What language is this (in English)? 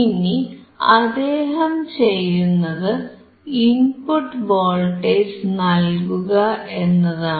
Malayalam